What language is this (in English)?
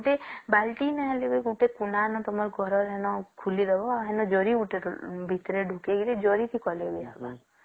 Odia